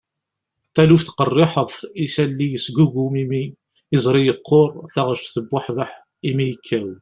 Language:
Kabyle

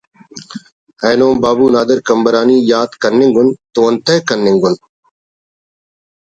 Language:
Brahui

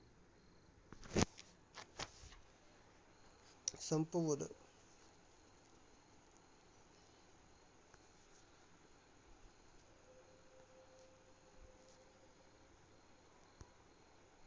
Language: Marathi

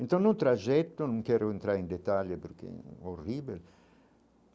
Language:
Portuguese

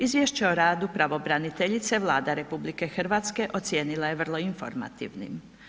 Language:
Croatian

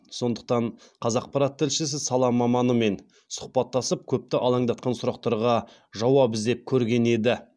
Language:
Kazakh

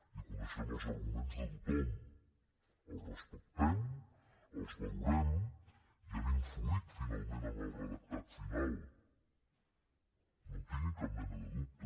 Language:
Catalan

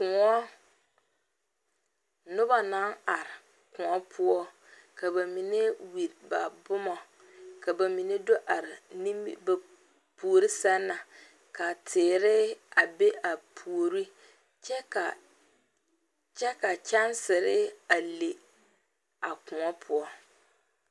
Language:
Southern Dagaare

